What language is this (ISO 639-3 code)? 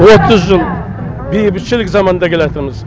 kaz